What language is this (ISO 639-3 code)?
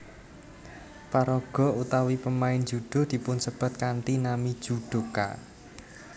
jav